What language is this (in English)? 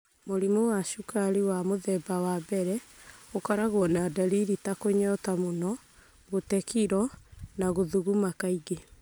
Kikuyu